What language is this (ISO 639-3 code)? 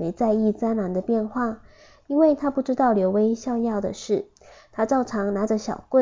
zho